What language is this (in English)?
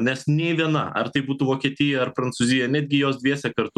Lithuanian